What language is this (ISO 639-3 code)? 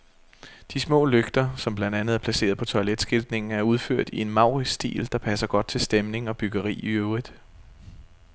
dan